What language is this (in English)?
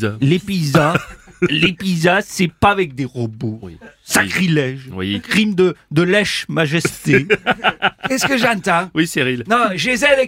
French